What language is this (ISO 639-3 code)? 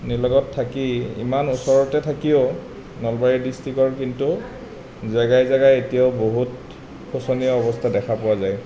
asm